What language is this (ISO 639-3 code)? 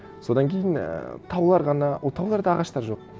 kaz